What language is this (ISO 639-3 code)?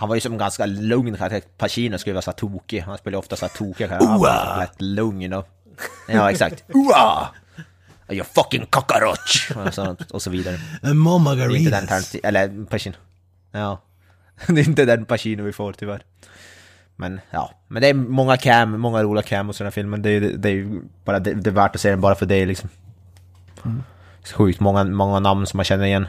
swe